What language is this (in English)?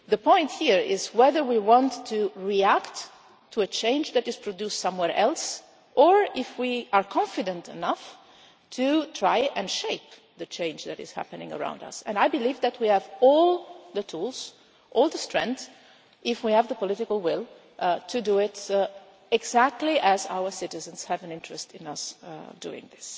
English